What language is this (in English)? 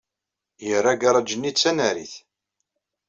Kabyle